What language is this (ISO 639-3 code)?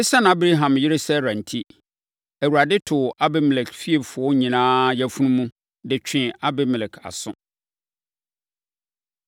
aka